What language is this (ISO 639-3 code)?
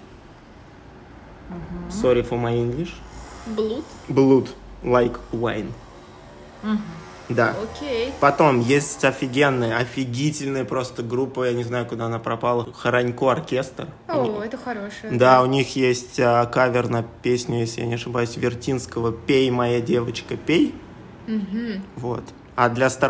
rus